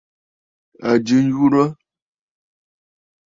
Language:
Bafut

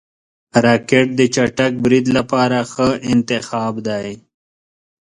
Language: Pashto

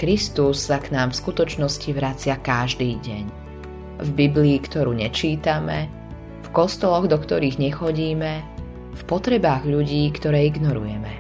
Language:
Slovak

